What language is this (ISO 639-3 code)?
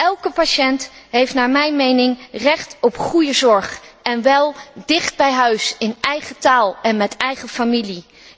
nld